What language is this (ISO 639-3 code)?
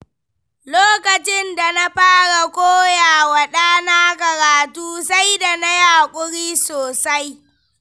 hau